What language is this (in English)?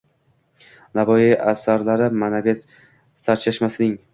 Uzbek